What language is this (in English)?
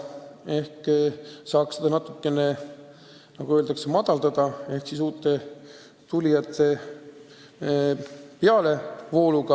Estonian